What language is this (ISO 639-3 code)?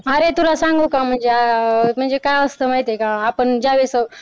mar